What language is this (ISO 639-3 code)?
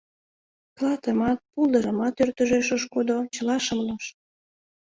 chm